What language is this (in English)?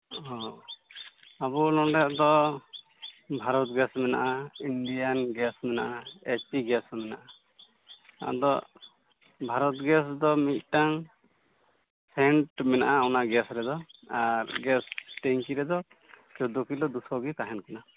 Santali